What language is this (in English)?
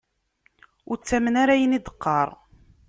Kabyle